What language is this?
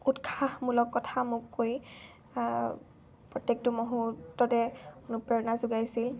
Assamese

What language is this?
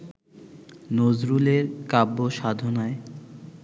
Bangla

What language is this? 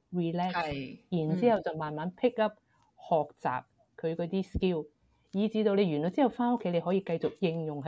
Chinese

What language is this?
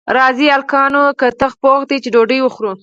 Pashto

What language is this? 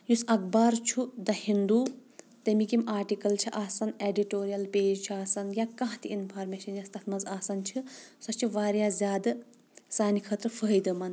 Kashmiri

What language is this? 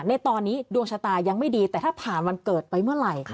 Thai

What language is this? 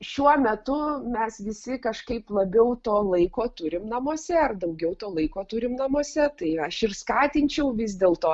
Lithuanian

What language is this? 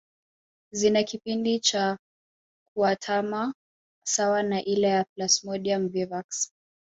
Swahili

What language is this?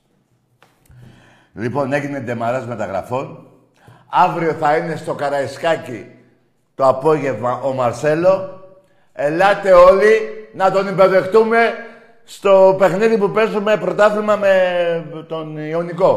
Greek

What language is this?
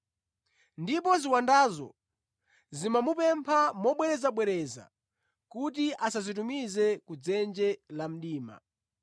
Nyanja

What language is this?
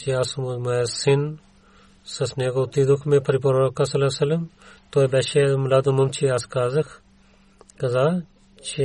Bulgarian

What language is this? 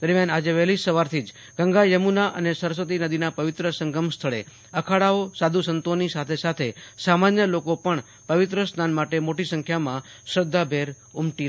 Gujarati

